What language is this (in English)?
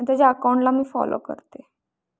Marathi